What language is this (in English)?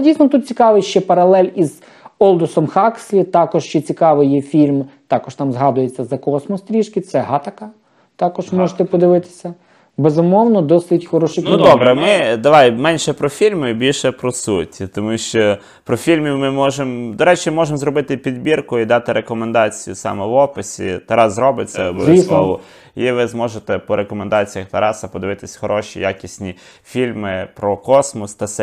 Ukrainian